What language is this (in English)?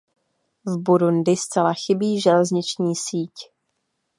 Czech